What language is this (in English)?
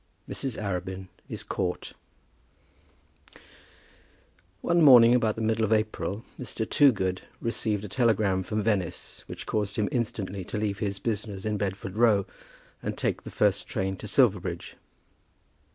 English